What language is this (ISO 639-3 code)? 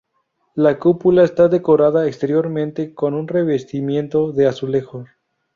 spa